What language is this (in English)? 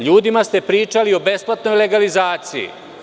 Serbian